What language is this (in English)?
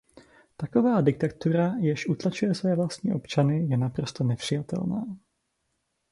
Czech